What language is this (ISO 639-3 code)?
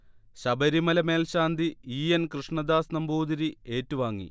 mal